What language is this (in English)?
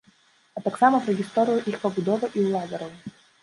Belarusian